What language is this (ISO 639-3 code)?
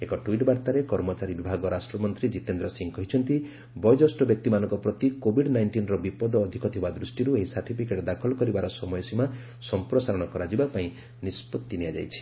ori